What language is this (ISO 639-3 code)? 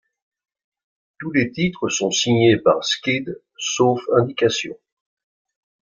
fra